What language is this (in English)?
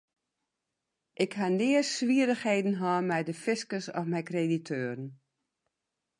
Western Frisian